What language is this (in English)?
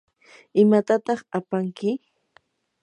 Yanahuanca Pasco Quechua